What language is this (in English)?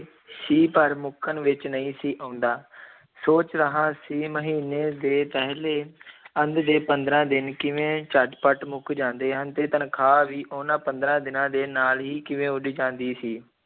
Punjabi